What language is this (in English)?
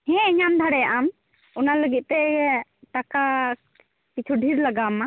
Santali